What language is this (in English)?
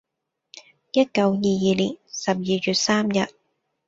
Cantonese